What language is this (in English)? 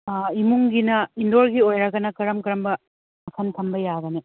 Manipuri